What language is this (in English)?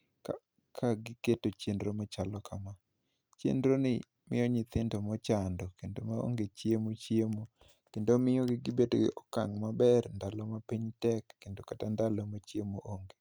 Luo (Kenya and Tanzania)